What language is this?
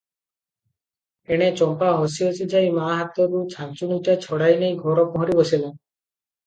Odia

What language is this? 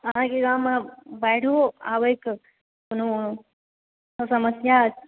Maithili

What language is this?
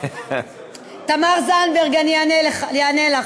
Hebrew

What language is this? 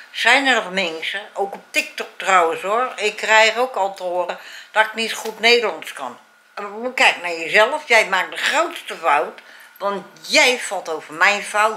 Dutch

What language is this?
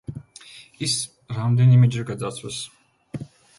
Georgian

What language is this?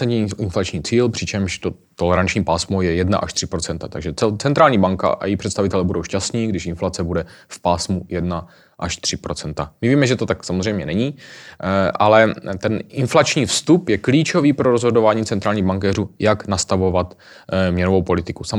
Czech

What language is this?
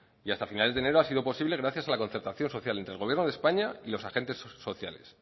Spanish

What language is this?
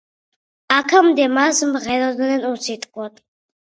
Georgian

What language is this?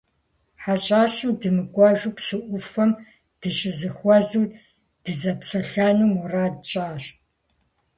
Kabardian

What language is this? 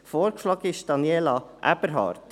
Swiss German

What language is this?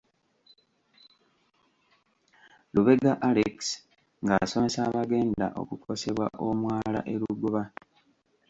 Ganda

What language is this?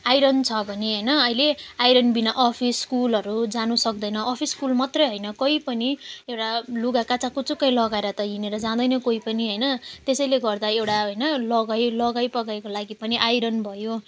Nepali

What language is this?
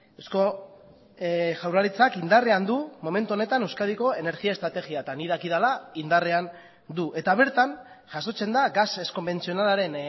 Basque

